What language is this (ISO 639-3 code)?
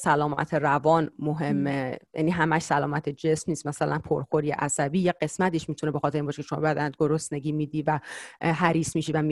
fas